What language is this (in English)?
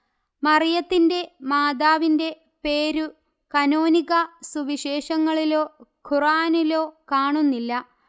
Malayalam